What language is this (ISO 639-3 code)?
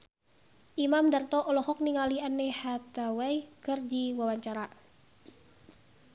sun